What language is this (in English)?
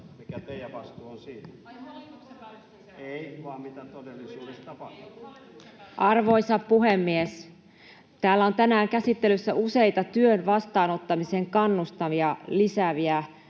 Finnish